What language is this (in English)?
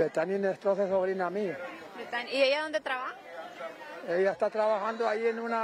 Spanish